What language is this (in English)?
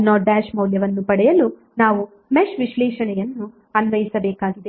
Kannada